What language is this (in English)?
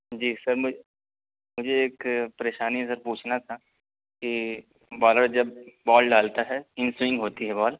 Urdu